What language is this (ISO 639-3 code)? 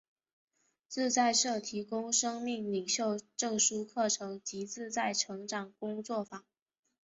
zho